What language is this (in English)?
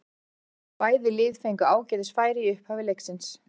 Icelandic